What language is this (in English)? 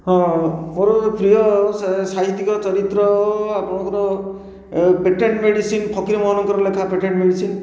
Odia